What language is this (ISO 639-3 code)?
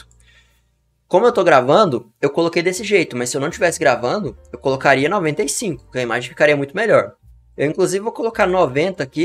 por